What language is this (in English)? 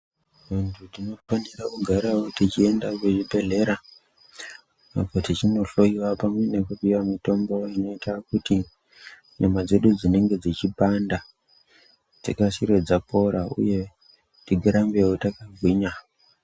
Ndau